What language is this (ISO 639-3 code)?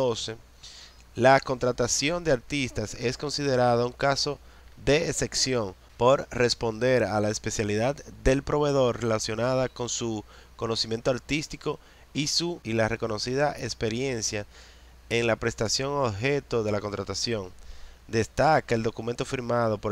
spa